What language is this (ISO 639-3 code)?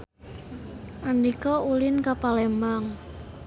sun